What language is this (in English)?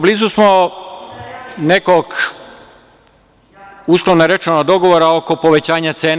Serbian